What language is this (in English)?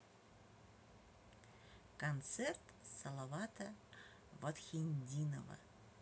Russian